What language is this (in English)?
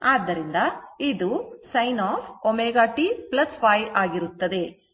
Kannada